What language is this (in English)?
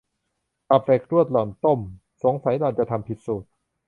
Thai